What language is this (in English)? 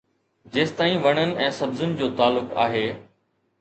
Sindhi